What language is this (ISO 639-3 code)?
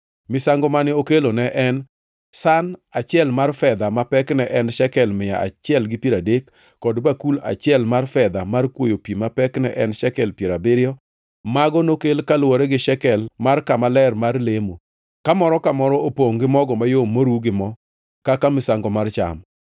luo